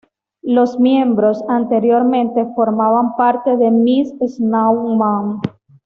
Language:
Spanish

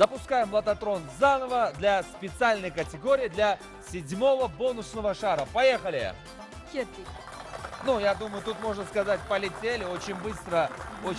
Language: Russian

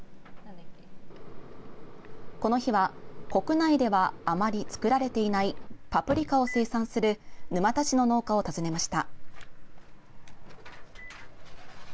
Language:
Japanese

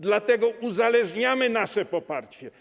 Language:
Polish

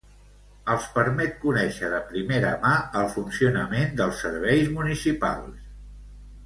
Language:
Catalan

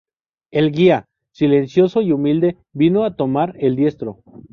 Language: Spanish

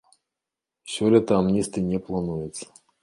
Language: Belarusian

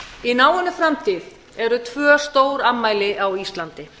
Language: Icelandic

